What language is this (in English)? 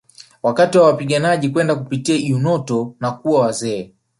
Swahili